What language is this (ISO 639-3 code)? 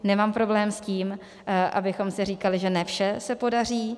ces